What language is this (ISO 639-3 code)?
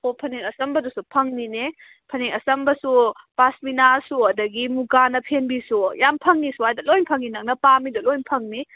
mni